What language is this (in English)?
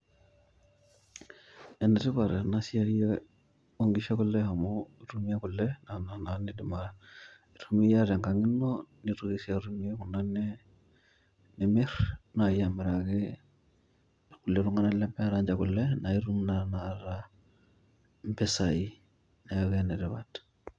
Masai